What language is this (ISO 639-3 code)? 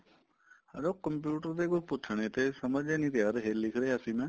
pan